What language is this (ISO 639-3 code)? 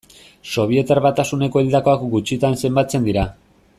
eus